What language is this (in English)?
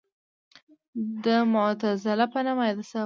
Pashto